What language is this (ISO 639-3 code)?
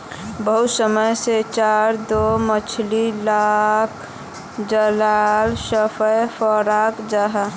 mag